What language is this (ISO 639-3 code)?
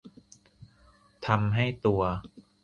tha